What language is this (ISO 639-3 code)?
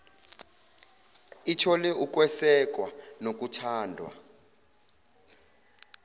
zul